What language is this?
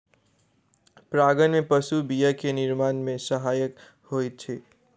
Maithili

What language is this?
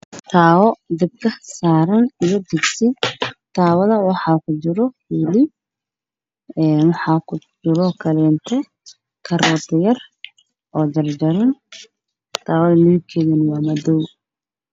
Somali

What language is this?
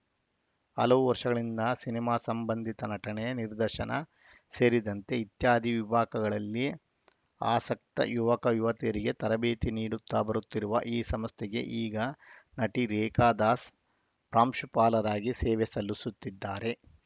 Kannada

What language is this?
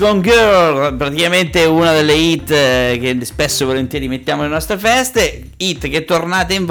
Italian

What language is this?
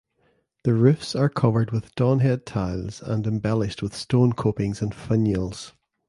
English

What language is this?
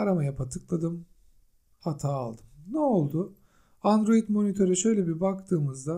Turkish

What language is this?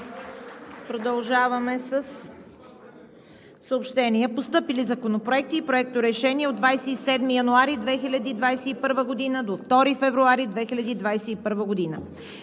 Bulgarian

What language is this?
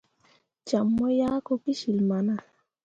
Mundang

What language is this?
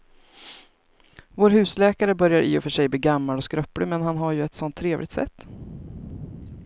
Swedish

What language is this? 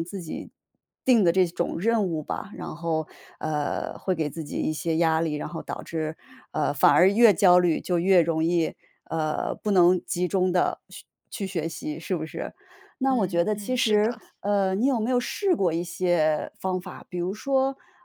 Chinese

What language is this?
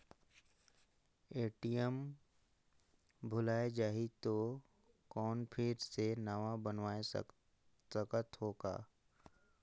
Chhattisgarhi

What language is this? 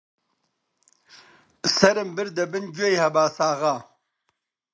Central Kurdish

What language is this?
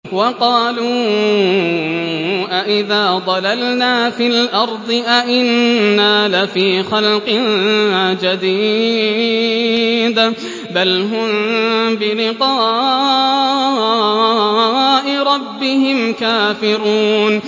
Arabic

